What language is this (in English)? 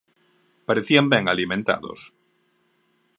Galician